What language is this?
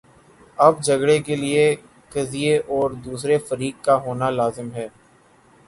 Urdu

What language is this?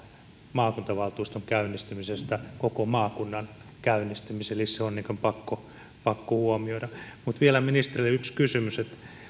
Finnish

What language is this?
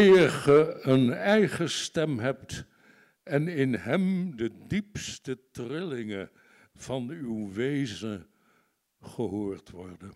Dutch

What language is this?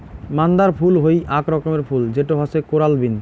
Bangla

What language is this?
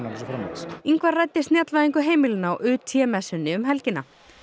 Icelandic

